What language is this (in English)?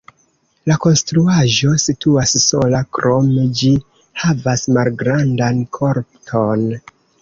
Esperanto